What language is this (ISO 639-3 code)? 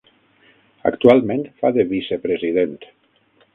cat